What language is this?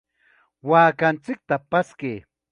Chiquián Ancash Quechua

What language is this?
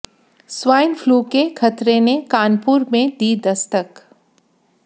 Hindi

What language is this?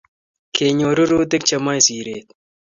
Kalenjin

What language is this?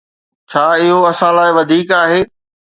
Sindhi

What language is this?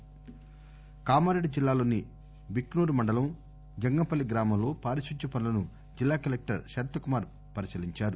Telugu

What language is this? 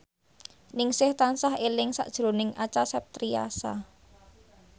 Javanese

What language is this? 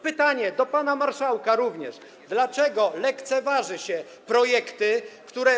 Polish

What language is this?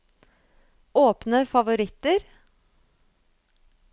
Norwegian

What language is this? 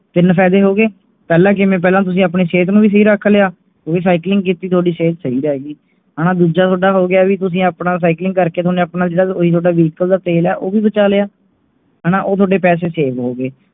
Punjabi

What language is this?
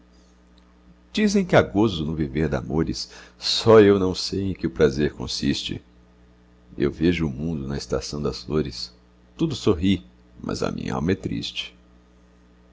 Portuguese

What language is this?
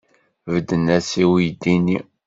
Kabyle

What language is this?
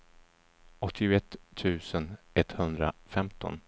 Swedish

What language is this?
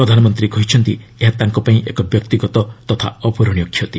Odia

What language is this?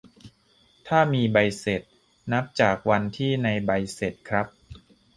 Thai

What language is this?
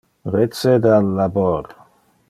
Interlingua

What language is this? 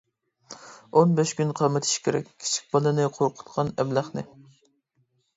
Uyghur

